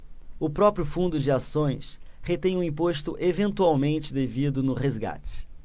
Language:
Portuguese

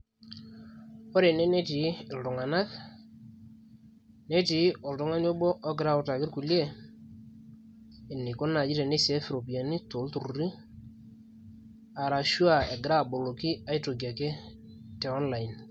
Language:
Masai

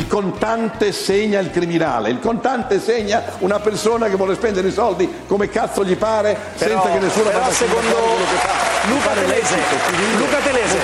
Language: Italian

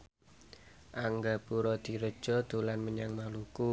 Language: Javanese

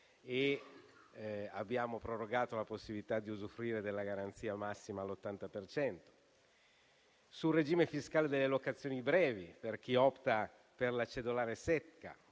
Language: Italian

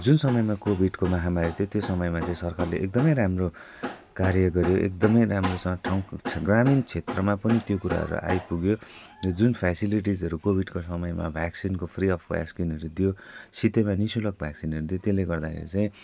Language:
Nepali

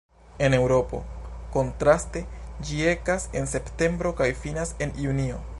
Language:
Esperanto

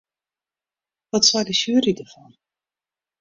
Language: Western Frisian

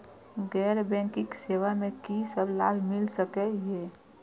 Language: Maithili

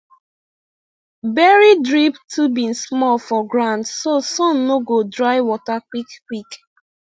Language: Nigerian Pidgin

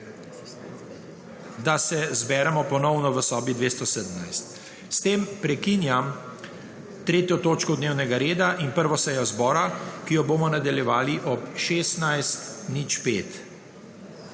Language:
Slovenian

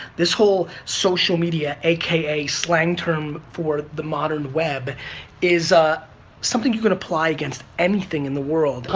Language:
English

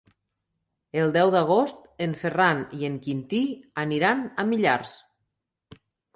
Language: Catalan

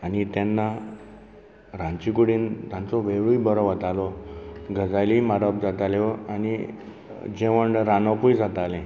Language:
Konkani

